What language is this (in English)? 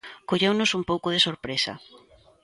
Galician